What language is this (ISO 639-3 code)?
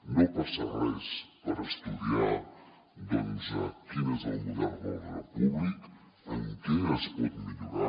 cat